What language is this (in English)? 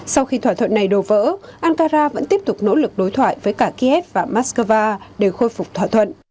Vietnamese